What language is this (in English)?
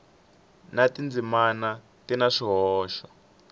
Tsonga